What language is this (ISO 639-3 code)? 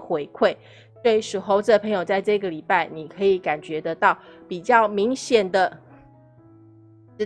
zho